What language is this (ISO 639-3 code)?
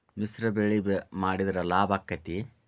kan